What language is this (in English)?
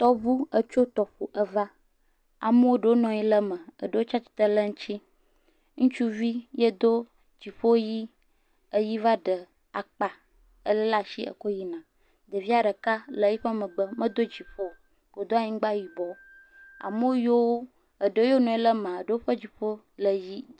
Ewe